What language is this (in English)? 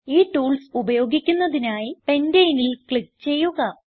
Malayalam